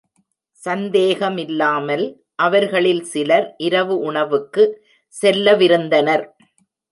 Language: Tamil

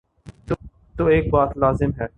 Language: Urdu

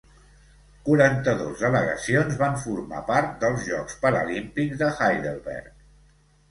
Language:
Catalan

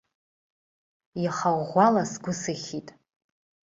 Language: Abkhazian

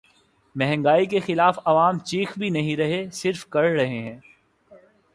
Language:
Urdu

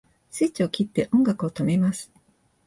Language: Japanese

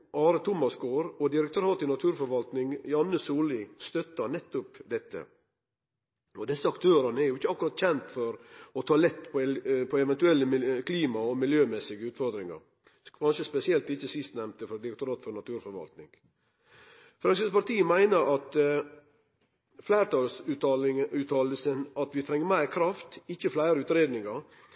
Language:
Norwegian Nynorsk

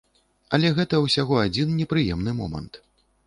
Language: Belarusian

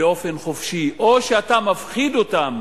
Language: Hebrew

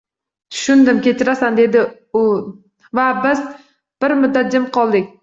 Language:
Uzbek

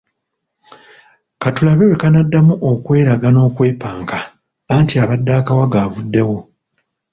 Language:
Ganda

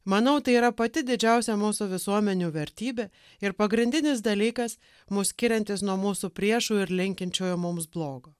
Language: Lithuanian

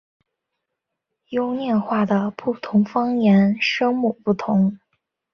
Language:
Chinese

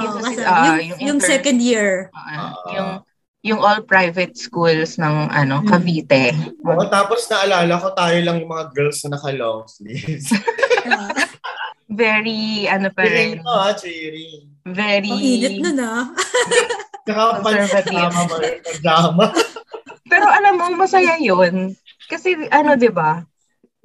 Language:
Filipino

